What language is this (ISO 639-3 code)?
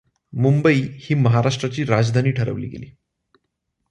mar